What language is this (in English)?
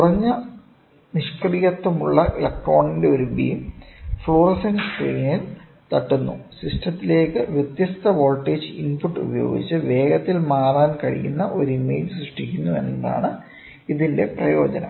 Malayalam